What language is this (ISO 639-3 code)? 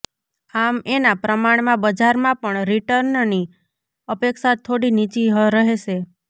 guj